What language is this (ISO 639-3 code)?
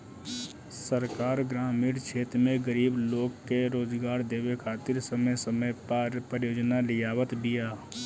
bho